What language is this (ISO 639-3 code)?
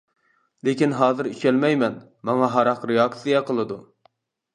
uig